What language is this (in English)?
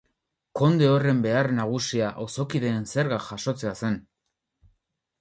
Basque